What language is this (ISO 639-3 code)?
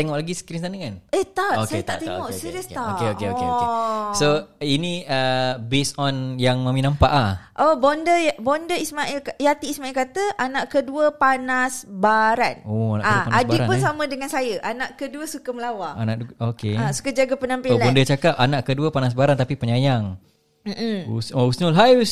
msa